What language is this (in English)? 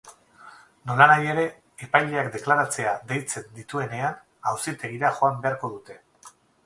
Basque